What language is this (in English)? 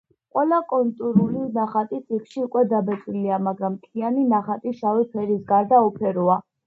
Georgian